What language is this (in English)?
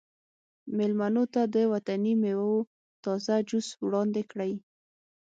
Pashto